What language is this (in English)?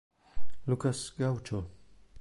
Italian